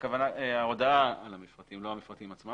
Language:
Hebrew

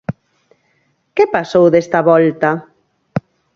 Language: Galician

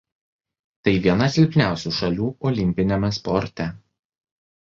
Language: Lithuanian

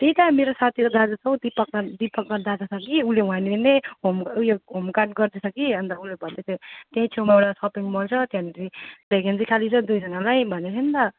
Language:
Nepali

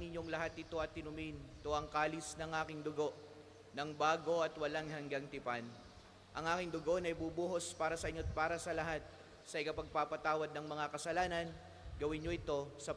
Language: Filipino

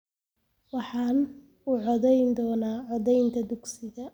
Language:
Somali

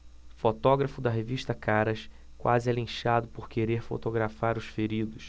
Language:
Portuguese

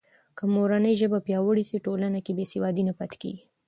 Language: Pashto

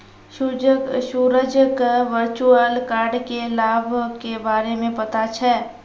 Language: Maithili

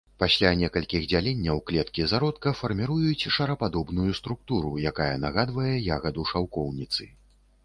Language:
Belarusian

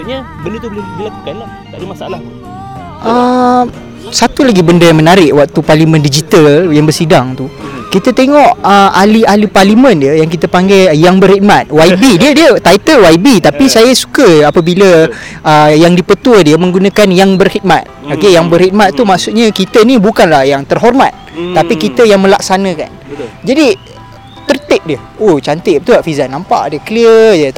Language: Malay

